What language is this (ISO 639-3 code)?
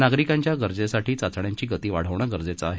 mar